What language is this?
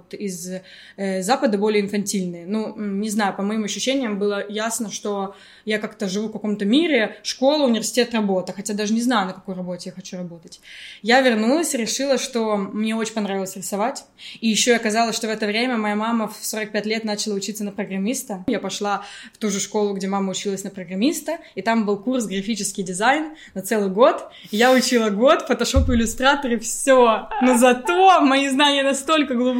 Russian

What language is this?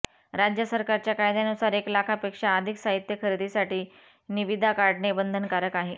Marathi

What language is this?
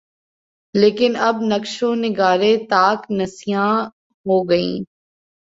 Urdu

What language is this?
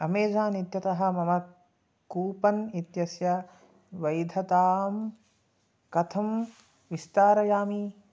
Sanskrit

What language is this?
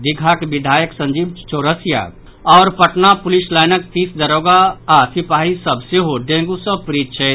Maithili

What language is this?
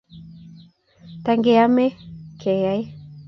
Kalenjin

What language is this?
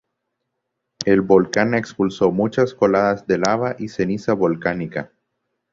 Spanish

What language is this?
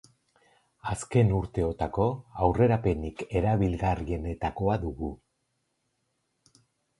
Basque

